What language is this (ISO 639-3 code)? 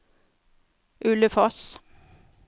nor